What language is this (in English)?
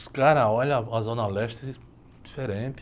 Portuguese